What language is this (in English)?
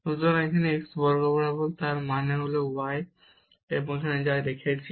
Bangla